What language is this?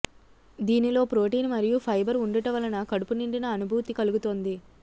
Telugu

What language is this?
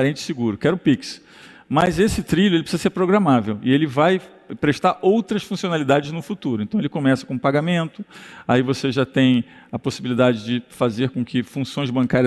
Portuguese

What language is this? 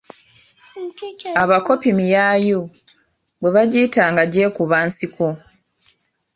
Ganda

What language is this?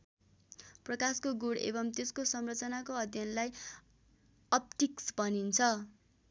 Nepali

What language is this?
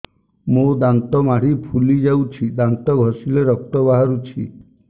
Odia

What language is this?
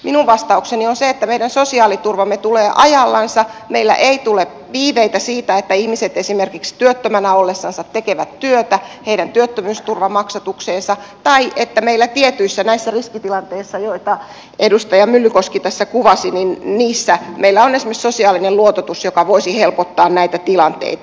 Finnish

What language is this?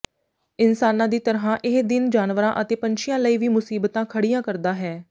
Punjabi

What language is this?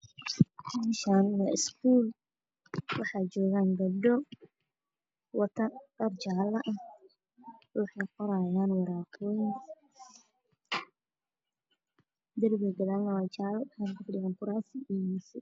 Somali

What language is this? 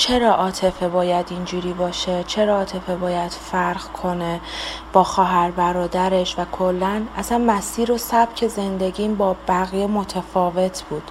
Persian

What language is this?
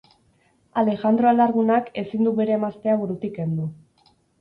Basque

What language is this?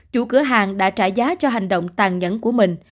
Vietnamese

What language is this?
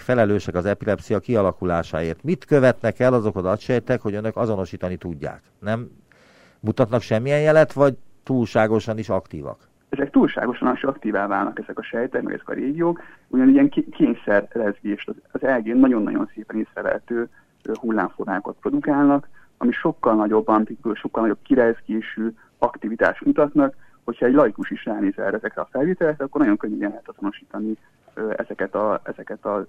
Hungarian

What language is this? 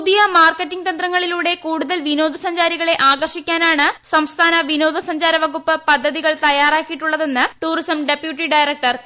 Malayalam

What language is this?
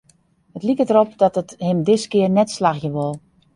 Western Frisian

